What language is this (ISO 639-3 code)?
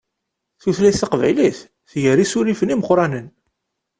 kab